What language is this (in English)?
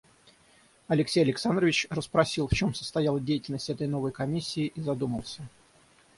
Russian